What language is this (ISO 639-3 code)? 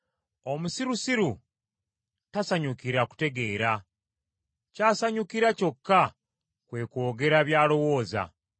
lug